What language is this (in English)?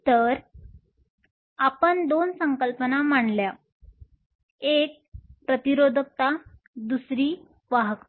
Marathi